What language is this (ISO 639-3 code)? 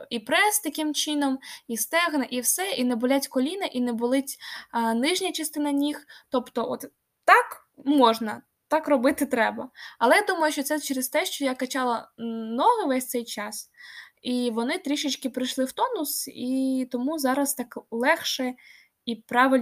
ukr